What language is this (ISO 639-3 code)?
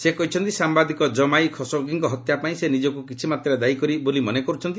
ori